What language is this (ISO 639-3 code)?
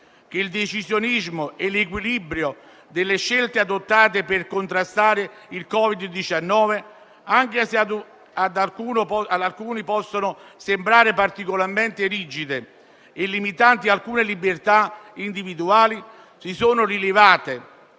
ita